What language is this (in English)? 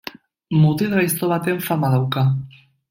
Basque